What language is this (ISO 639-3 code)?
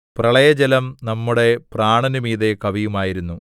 mal